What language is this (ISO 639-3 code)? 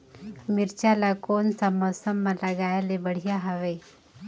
hne